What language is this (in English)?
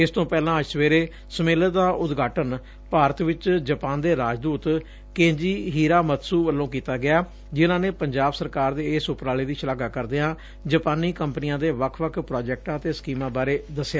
Punjabi